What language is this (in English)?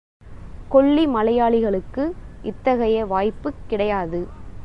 Tamil